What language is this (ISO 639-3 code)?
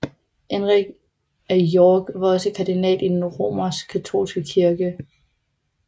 dan